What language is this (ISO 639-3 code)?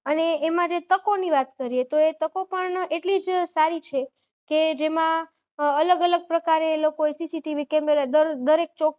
guj